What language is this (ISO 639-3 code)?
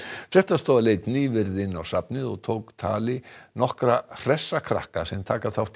isl